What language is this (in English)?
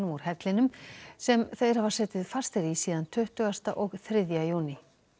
Icelandic